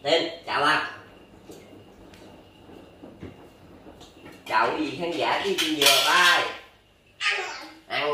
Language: Vietnamese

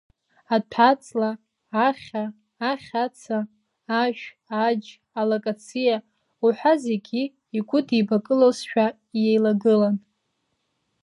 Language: Abkhazian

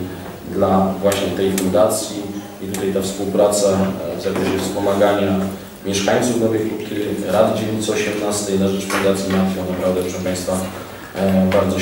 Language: Polish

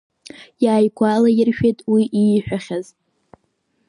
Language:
Abkhazian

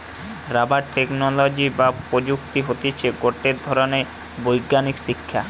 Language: Bangla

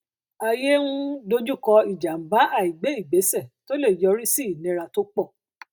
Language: Yoruba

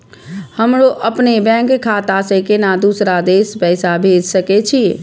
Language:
Maithili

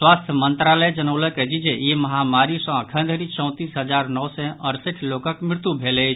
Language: Maithili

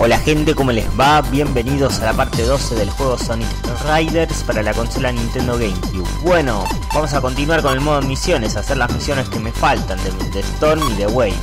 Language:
Spanish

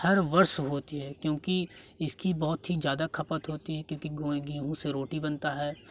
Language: Hindi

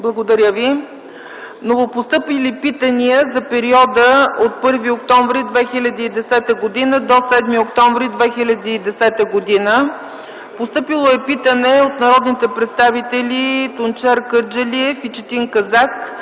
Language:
Bulgarian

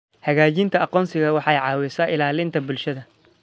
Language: Somali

